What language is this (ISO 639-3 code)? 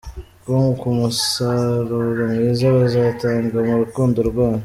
kin